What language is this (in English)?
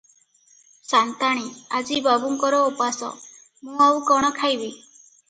Odia